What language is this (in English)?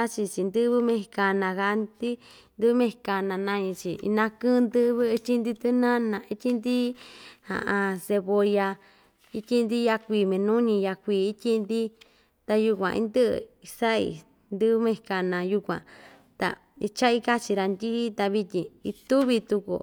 Ixtayutla Mixtec